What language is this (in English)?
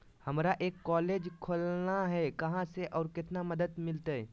Magahi